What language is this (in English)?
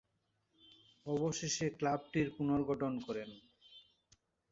Bangla